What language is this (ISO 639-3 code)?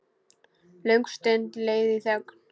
isl